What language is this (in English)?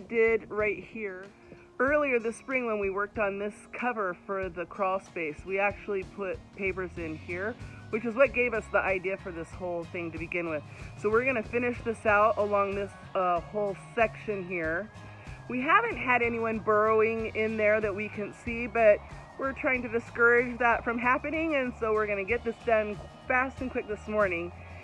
English